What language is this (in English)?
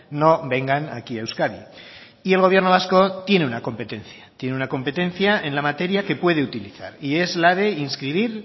Spanish